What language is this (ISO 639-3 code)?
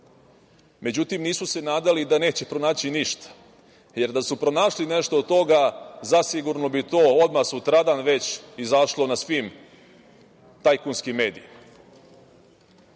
srp